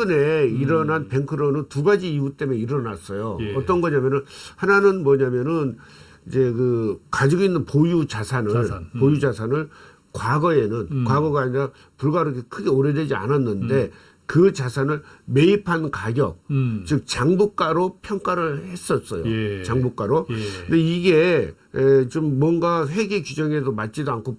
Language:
Korean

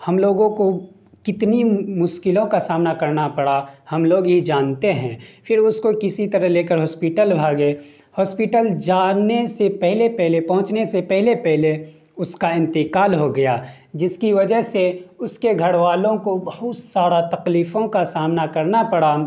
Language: Urdu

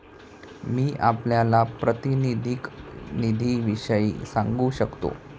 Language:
Marathi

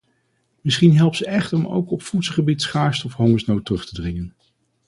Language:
Dutch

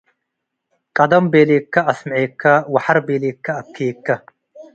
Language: Tigre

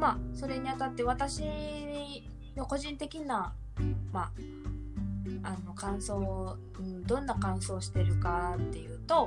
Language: Japanese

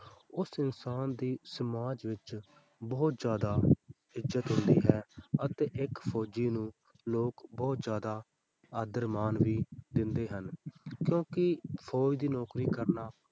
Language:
Punjabi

